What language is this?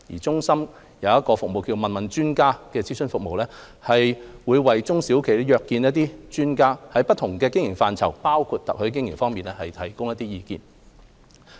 Cantonese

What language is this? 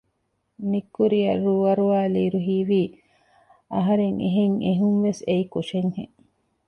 Divehi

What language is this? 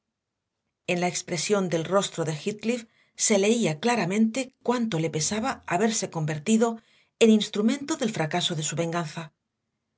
Spanish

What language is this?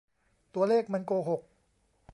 Thai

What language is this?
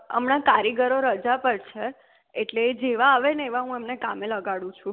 Gujarati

